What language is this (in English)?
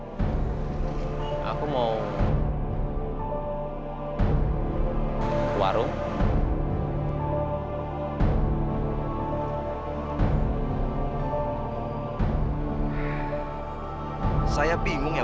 Indonesian